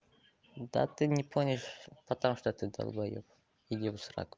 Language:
Russian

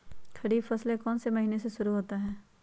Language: Magahi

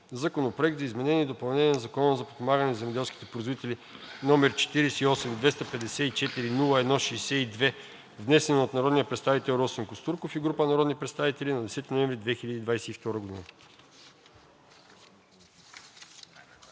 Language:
Bulgarian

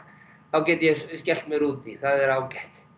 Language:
Icelandic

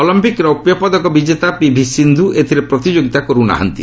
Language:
Odia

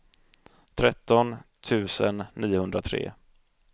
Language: Swedish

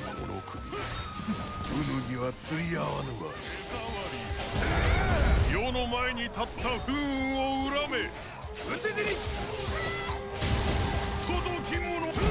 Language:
Japanese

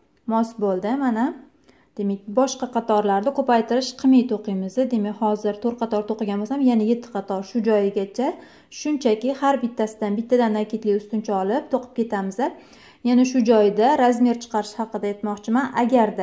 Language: Turkish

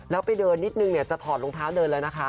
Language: Thai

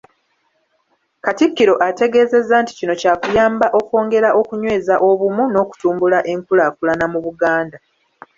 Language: Ganda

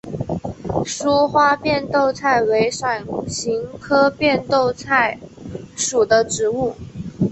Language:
Chinese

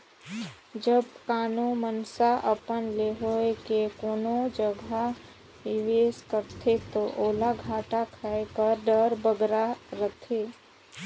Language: Chhattisgarhi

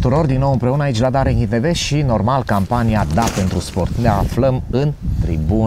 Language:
Romanian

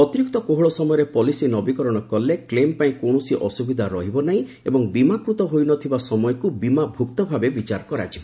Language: Odia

